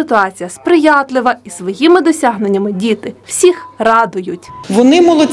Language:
Ukrainian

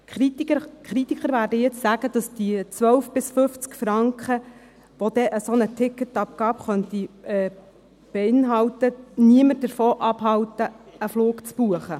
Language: Swiss German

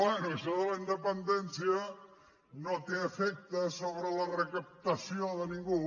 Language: Catalan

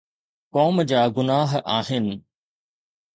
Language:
Sindhi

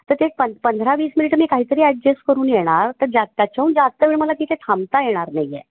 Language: Marathi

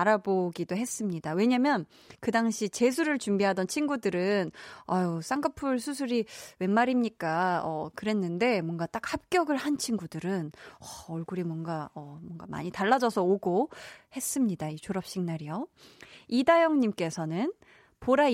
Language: Korean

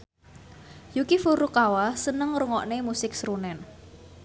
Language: Javanese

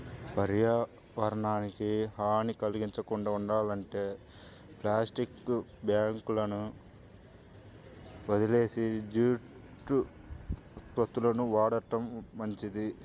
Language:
Telugu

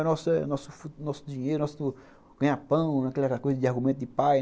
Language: Portuguese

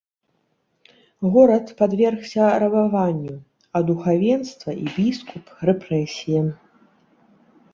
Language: Belarusian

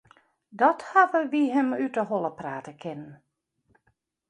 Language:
Western Frisian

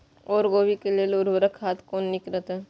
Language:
Maithili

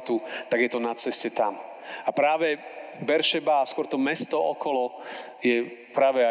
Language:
Slovak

